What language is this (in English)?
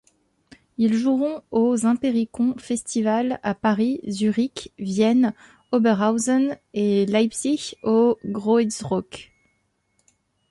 French